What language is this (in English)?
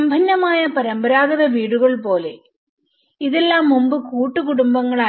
Malayalam